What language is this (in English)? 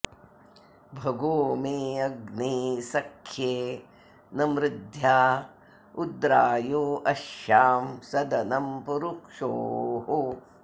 Sanskrit